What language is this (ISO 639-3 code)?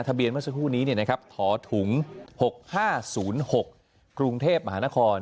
tha